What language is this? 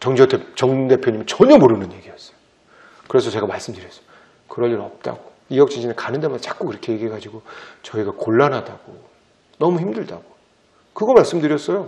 Korean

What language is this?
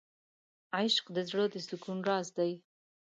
Pashto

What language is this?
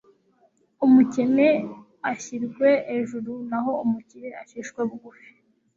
Kinyarwanda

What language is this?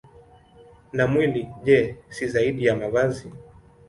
Swahili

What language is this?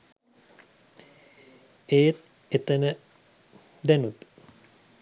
Sinhala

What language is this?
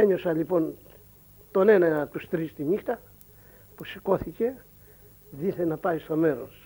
Greek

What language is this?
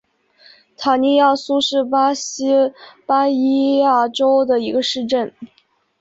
Chinese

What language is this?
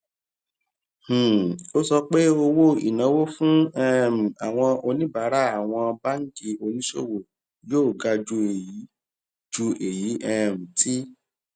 Yoruba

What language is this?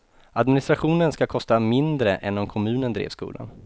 Swedish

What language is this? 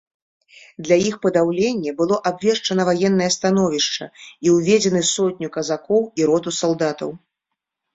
Belarusian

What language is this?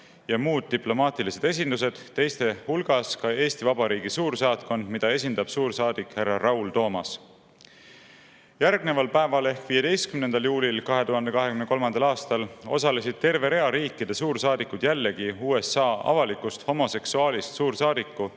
Estonian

